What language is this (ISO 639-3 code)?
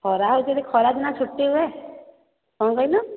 ori